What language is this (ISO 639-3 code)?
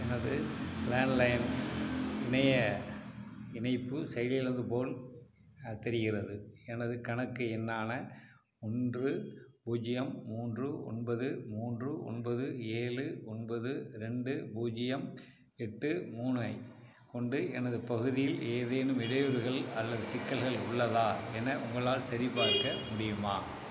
tam